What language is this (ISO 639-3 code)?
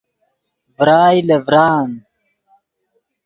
ydg